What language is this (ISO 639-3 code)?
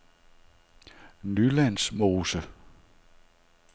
dan